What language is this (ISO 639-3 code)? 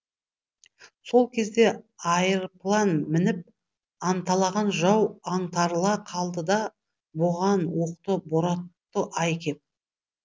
kaz